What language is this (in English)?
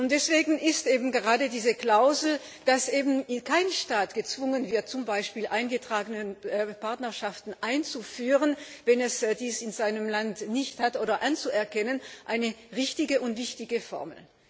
German